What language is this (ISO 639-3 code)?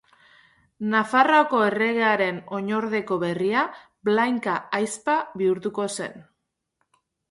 eus